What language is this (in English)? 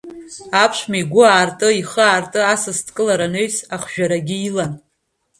Abkhazian